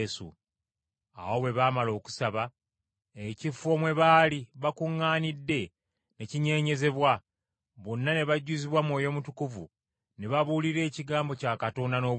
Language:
Ganda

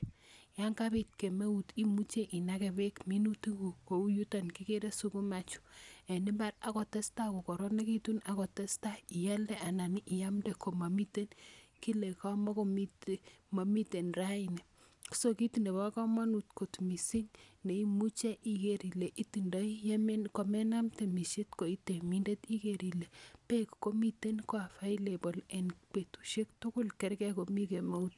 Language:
Kalenjin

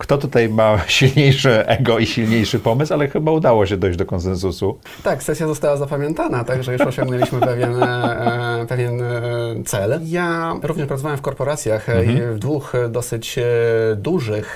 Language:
Polish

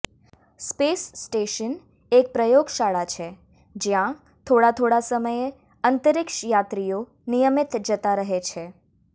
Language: Gujarati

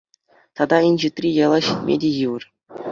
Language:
Chuvash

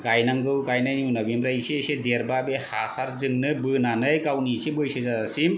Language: Bodo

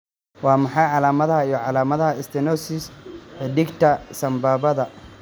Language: Somali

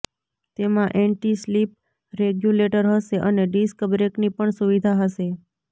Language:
Gujarati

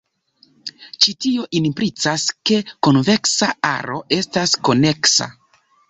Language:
Esperanto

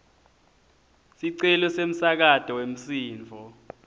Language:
Swati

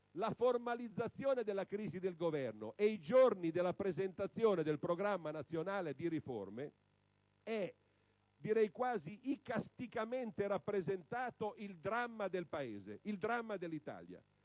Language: Italian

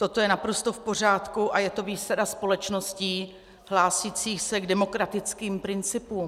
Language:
Czech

